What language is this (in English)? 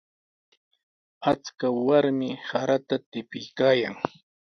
Sihuas Ancash Quechua